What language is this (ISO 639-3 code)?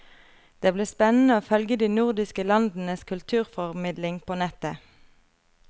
nor